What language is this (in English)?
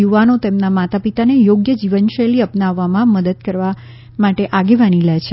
Gujarati